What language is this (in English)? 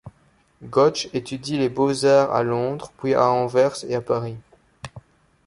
French